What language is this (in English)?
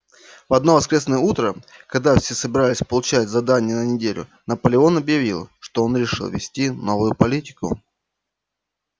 Russian